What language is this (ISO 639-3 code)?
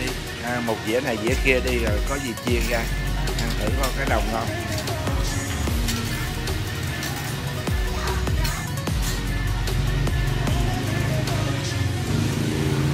vie